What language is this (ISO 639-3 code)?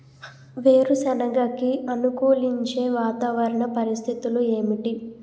tel